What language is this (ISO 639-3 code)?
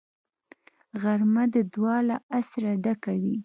pus